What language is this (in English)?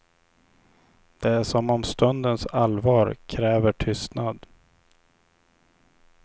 Swedish